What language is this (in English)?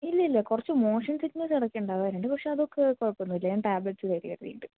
Malayalam